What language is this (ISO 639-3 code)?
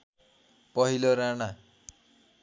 nep